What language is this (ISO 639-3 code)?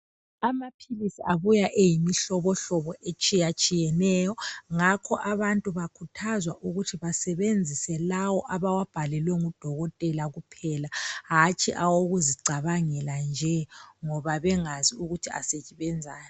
nde